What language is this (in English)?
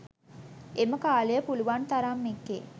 Sinhala